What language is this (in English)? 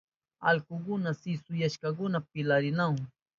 Southern Pastaza Quechua